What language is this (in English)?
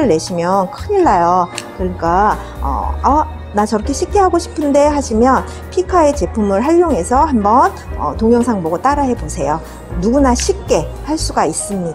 Korean